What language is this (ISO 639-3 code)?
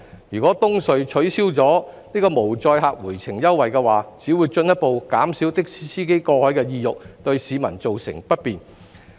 yue